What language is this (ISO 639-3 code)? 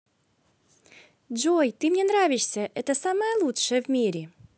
rus